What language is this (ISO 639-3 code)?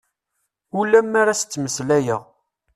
kab